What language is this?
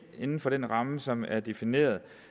Danish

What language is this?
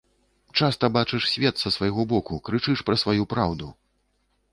Belarusian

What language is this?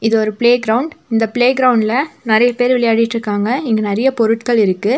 Tamil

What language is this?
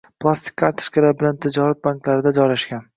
Uzbek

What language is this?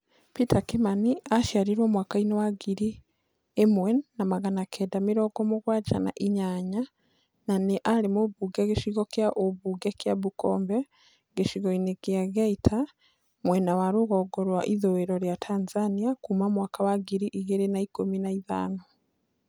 Kikuyu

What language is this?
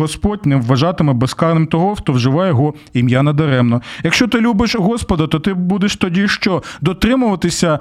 Ukrainian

